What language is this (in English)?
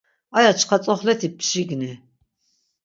Laz